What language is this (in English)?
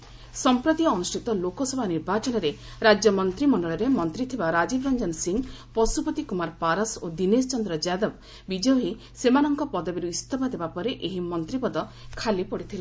Odia